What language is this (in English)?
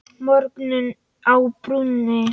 Icelandic